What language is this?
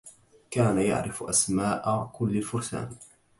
Arabic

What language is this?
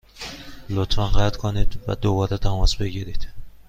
Persian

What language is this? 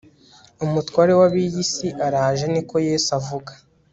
Kinyarwanda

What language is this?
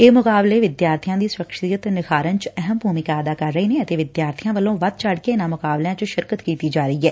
Punjabi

